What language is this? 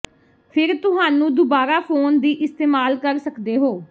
Punjabi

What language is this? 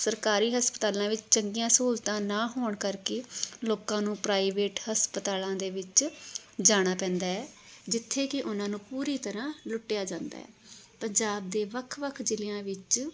Punjabi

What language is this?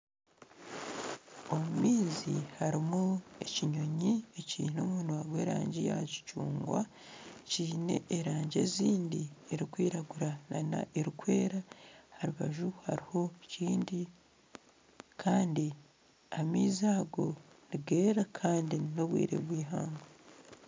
Nyankole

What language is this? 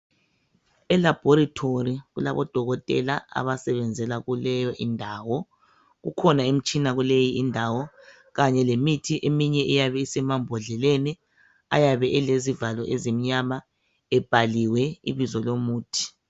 North Ndebele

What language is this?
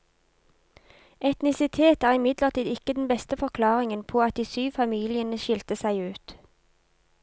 Norwegian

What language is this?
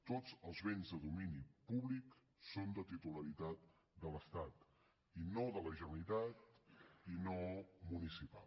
Catalan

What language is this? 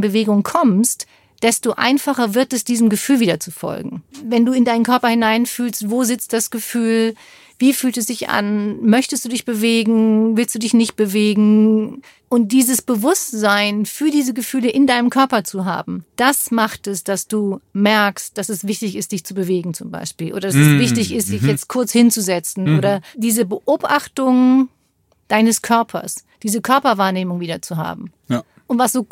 German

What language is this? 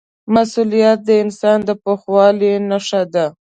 Pashto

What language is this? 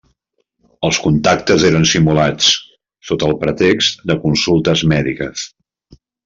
Catalan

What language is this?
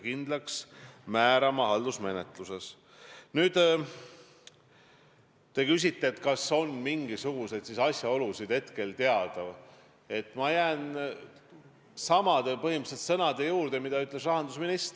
Estonian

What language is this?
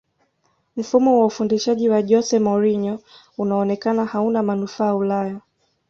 Swahili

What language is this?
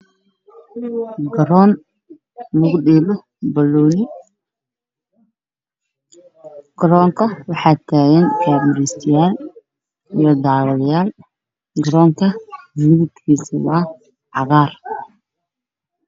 Somali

